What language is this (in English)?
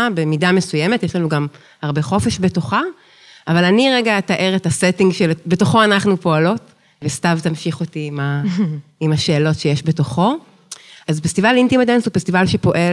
Hebrew